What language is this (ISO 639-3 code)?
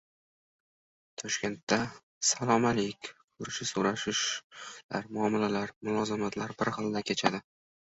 uzb